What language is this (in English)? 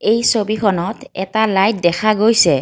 Assamese